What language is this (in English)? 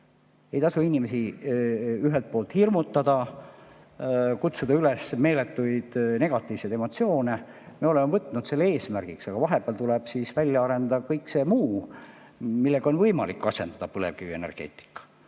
Estonian